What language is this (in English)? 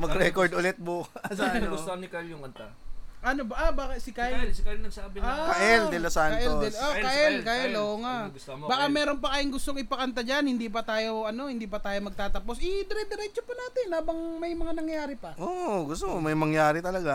Filipino